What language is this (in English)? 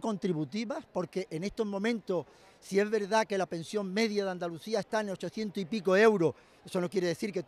Spanish